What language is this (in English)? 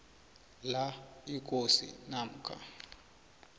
South Ndebele